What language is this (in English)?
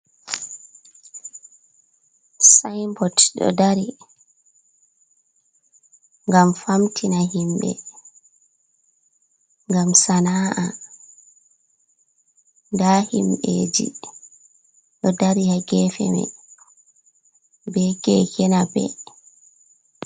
Fula